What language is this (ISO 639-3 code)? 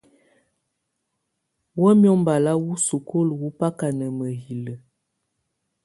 tvu